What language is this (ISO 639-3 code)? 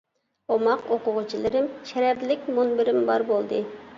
uig